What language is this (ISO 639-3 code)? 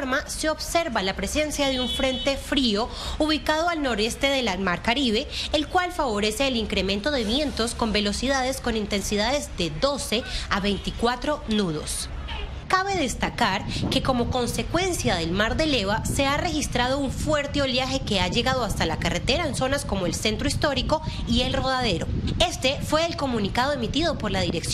spa